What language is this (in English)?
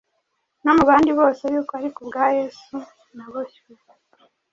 Kinyarwanda